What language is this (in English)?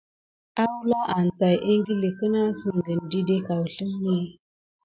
Gidar